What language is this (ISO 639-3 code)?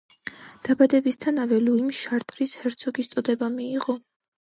kat